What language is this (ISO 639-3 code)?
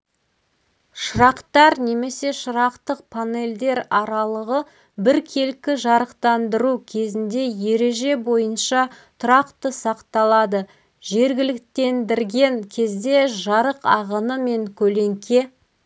kaz